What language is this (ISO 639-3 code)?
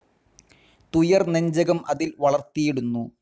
mal